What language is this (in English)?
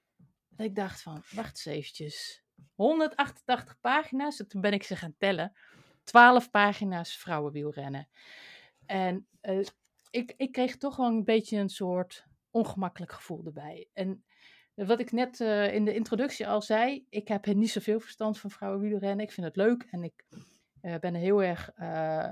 Dutch